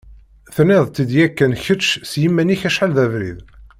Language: Kabyle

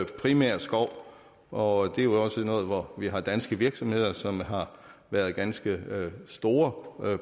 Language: Danish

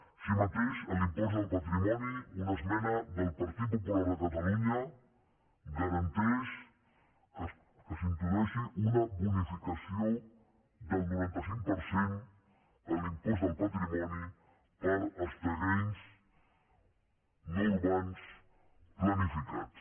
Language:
Catalan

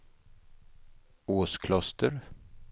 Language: Swedish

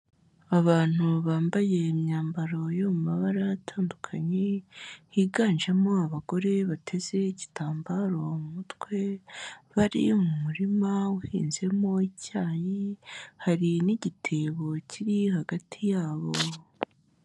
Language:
Kinyarwanda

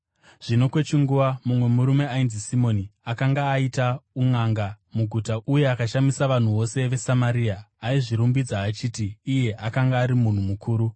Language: Shona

